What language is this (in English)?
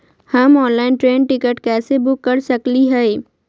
Magahi